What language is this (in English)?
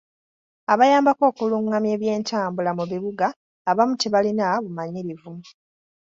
Ganda